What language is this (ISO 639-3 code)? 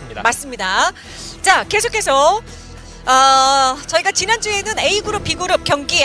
kor